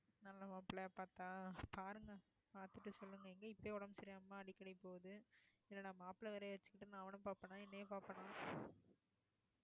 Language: Tamil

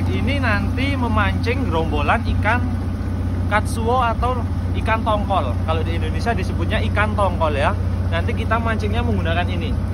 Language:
Indonesian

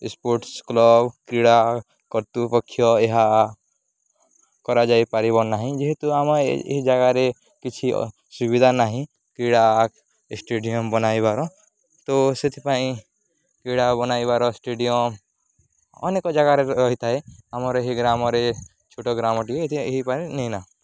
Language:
Odia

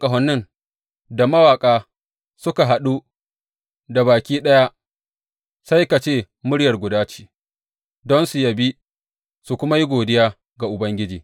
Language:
Hausa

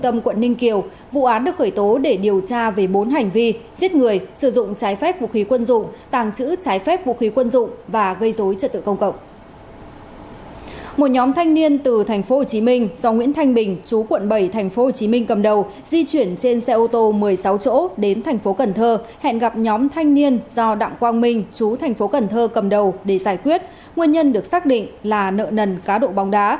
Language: Vietnamese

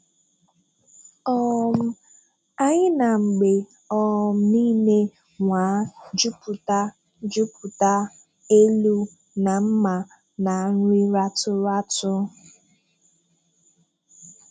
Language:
Igbo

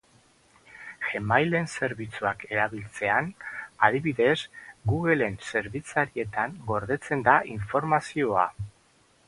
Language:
Basque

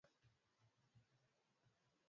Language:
Swahili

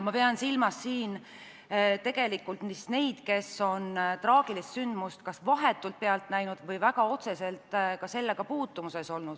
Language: Estonian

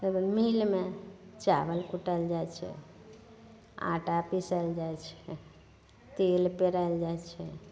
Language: Maithili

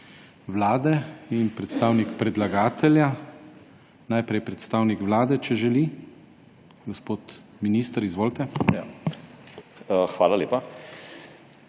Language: Slovenian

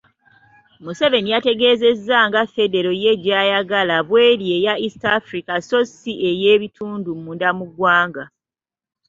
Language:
Ganda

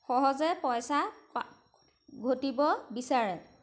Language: Assamese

